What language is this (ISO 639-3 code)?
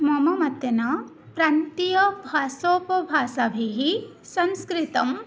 san